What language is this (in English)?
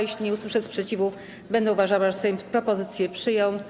Polish